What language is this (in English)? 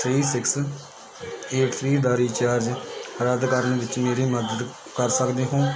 Punjabi